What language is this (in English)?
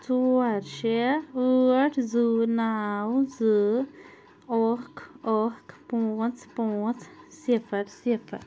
Kashmiri